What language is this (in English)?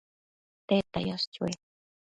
Matsés